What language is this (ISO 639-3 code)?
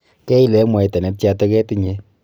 kln